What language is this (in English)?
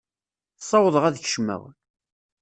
Kabyle